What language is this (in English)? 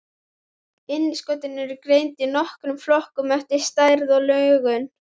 Icelandic